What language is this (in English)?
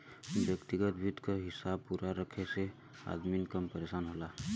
Bhojpuri